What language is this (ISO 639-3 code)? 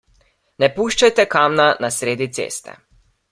slv